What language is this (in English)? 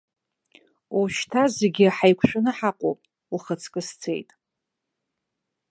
Abkhazian